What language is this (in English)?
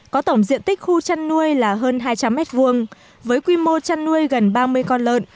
Vietnamese